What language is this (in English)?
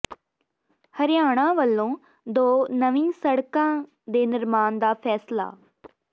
Punjabi